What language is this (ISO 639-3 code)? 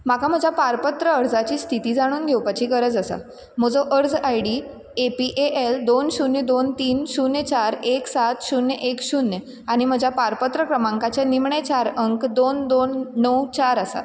kok